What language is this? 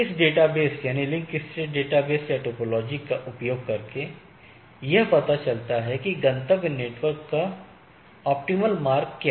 Hindi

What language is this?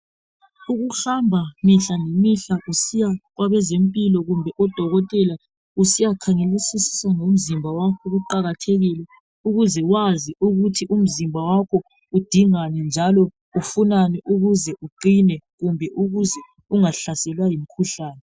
North Ndebele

